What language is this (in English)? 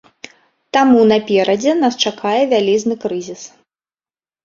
Belarusian